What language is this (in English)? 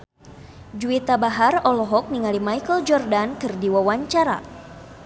Sundanese